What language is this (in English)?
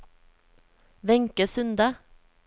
Norwegian